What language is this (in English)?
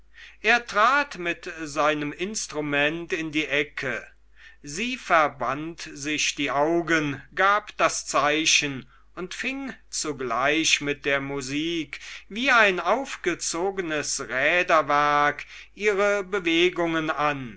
German